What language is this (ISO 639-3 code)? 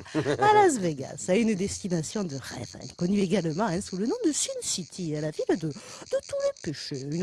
fra